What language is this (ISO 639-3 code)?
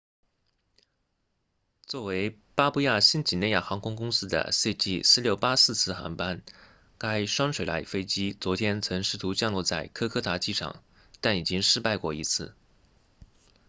zho